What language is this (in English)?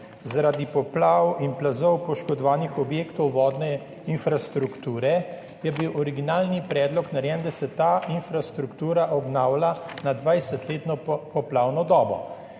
Slovenian